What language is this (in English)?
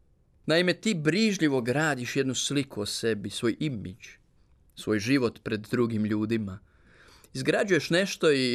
Croatian